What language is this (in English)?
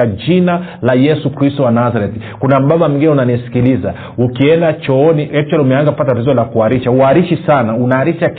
Swahili